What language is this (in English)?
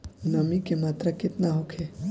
Bhojpuri